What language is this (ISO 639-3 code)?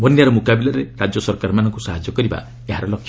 ori